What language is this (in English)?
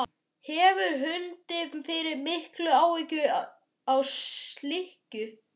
Icelandic